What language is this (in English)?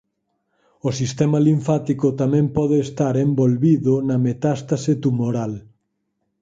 Galician